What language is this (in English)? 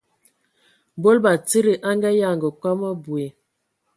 Ewondo